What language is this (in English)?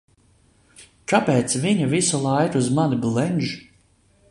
Latvian